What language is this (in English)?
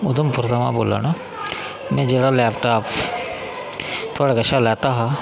Dogri